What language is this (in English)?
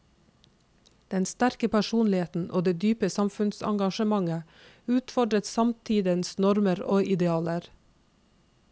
Norwegian